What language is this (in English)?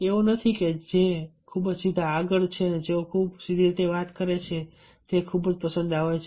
Gujarati